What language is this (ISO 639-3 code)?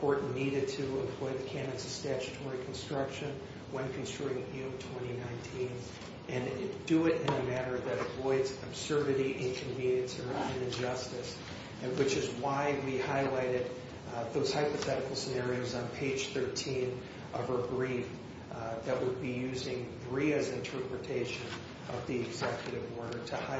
eng